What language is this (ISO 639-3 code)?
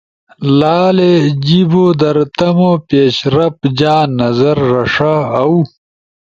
ush